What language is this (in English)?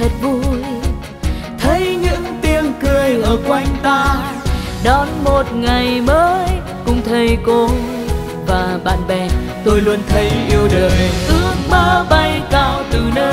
Vietnamese